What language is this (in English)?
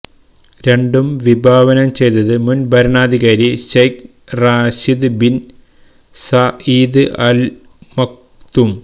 Malayalam